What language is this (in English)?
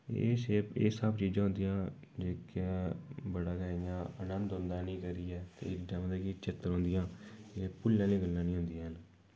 Dogri